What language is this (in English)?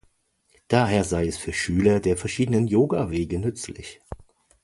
German